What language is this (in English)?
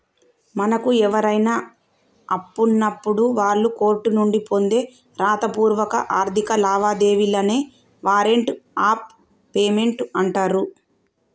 Telugu